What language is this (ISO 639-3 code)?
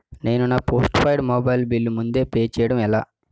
tel